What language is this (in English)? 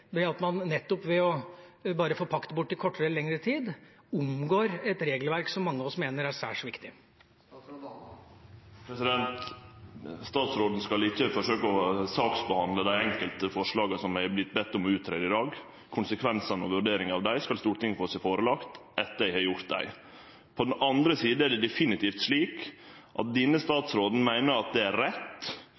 Norwegian